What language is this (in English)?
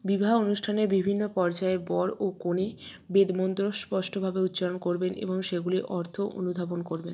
Bangla